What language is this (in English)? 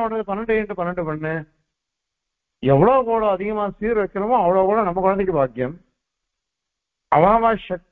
Arabic